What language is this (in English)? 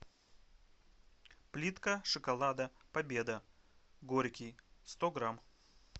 Russian